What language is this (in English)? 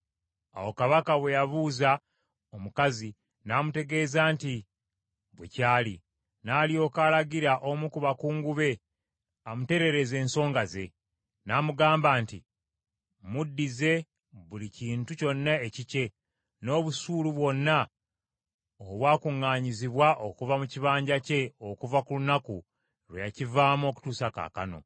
Ganda